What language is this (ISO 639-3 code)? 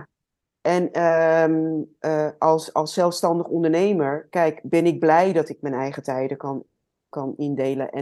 nld